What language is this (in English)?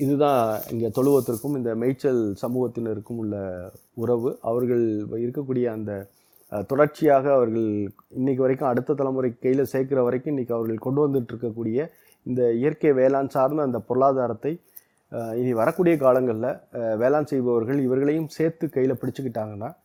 Tamil